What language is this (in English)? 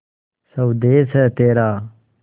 Hindi